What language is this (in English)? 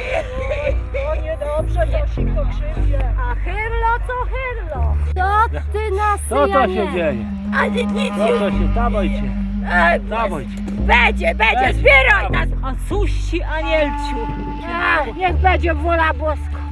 Polish